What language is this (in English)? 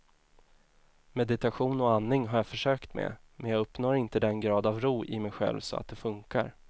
Swedish